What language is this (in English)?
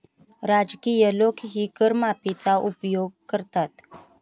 Marathi